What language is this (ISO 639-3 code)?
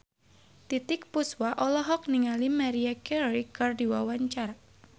sun